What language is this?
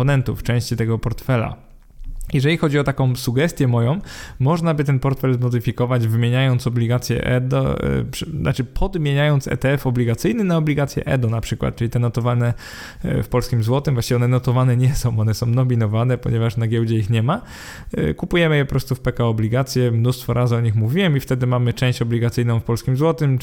Polish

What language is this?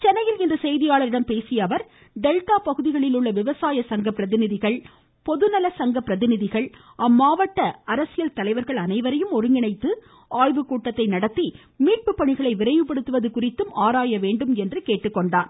Tamil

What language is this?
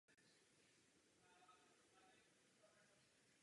Czech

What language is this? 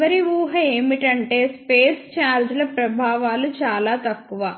Telugu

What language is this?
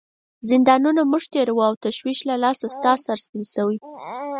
Pashto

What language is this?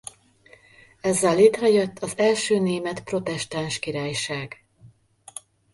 Hungarian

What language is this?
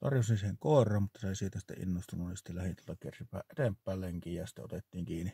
Finnish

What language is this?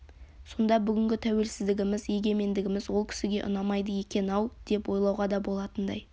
Kazakh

